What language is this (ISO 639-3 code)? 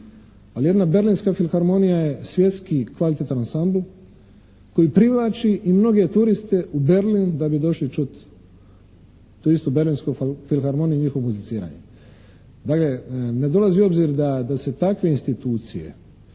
hrv